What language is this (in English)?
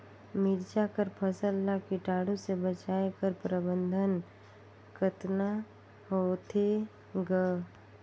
Chhattisgarhi